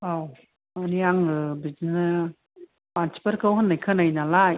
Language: Bodo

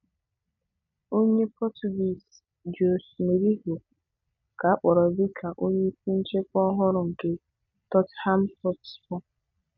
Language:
Igbo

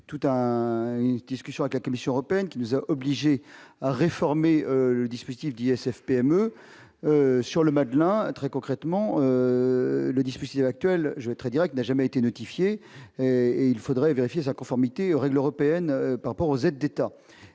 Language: French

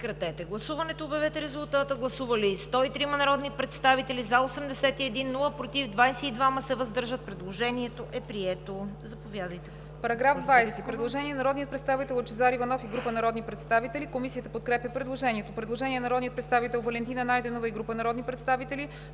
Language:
Bulgarian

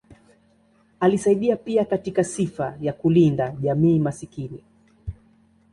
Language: Swahili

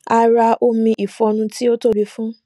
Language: Yoruba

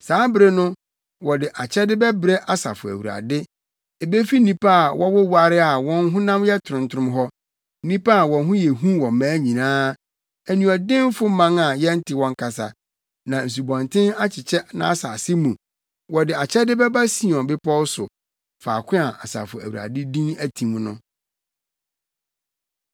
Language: Akan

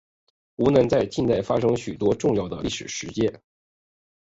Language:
Chinese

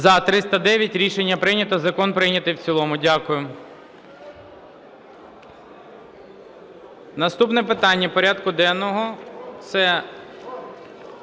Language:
Ukrainian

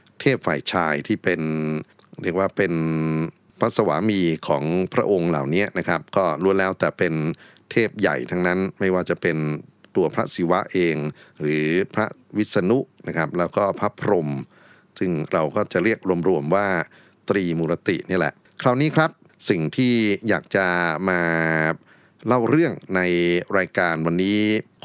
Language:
Thai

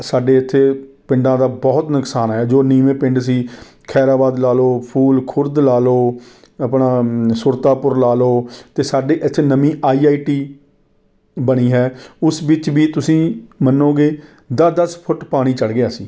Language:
Punjabi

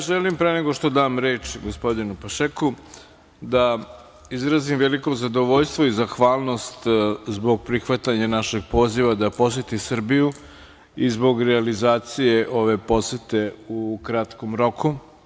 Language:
Serbian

